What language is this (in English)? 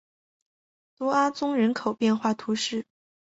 Chinese